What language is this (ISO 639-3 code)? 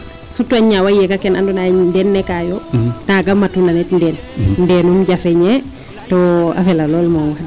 srr